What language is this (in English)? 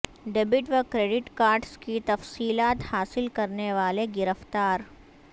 Urdu